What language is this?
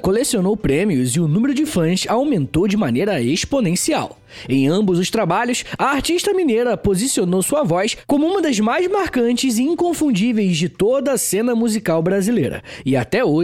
Portuguese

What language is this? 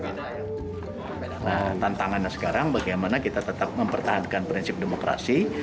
Indonesian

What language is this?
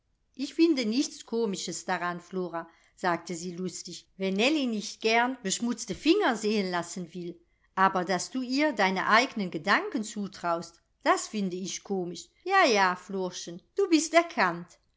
German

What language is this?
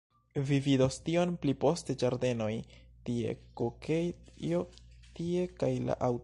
Esperanto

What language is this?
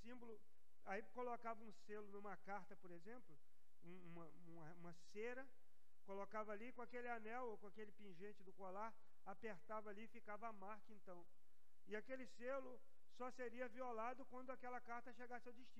Portuguese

